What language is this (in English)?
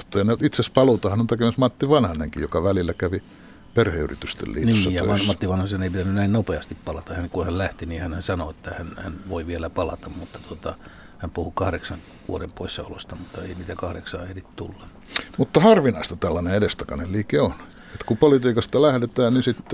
Finnish